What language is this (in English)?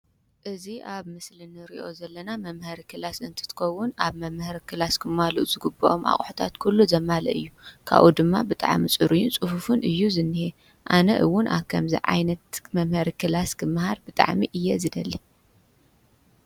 Tigrinya